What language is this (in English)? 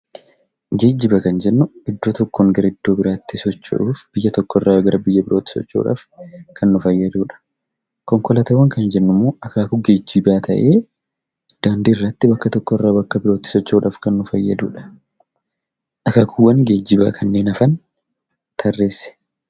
Oromo